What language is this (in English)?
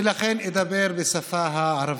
Hebrew